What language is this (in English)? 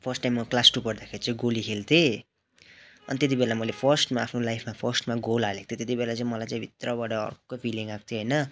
Nepali